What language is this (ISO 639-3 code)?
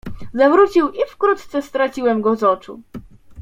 pol